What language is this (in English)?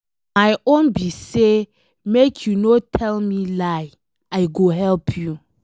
Nigerian Pidgin